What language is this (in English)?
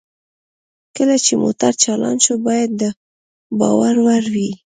Pashto